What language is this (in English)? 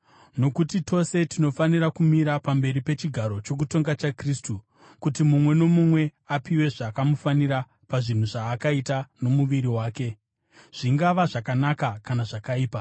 Shona